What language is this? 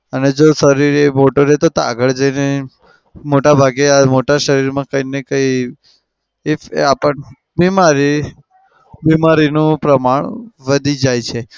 Gujarati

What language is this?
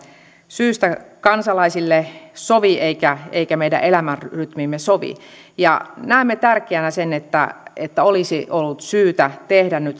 Finnish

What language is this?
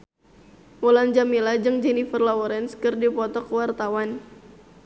Sundanese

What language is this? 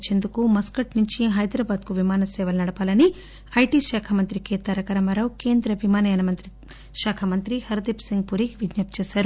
Telugu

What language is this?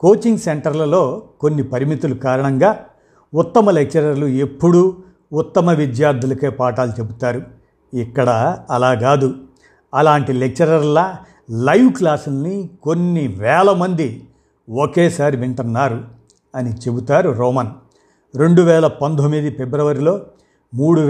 Telugu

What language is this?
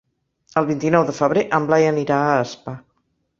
Catalan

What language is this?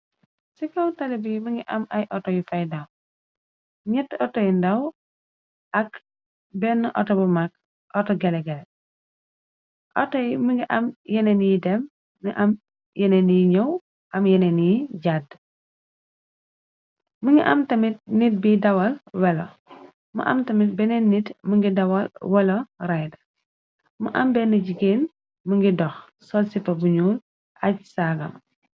Wolof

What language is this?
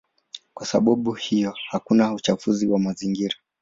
Swahili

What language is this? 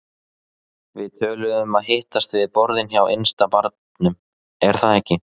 Icelandic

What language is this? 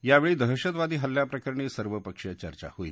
Marathi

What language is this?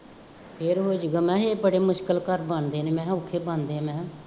Punjabi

